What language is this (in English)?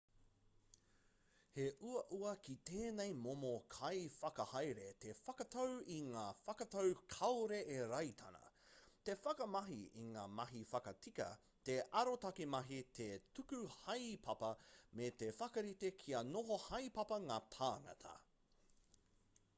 Māori